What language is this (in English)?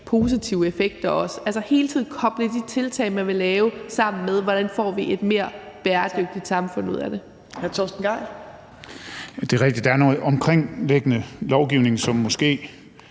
Danish